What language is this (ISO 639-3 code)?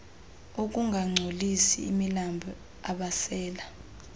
xho